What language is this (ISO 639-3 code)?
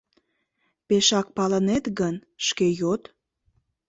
chm